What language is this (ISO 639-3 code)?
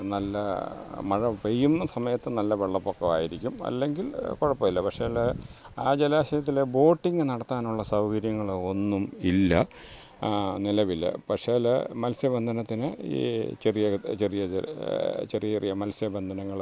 mal